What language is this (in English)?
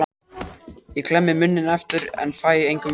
Icelandic